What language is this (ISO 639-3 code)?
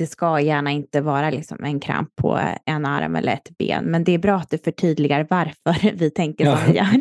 swe